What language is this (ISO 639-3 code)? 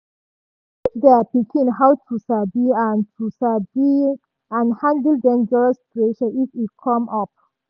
pcm